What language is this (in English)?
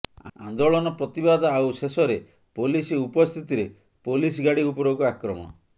Odia